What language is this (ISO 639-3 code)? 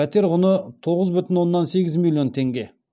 kaz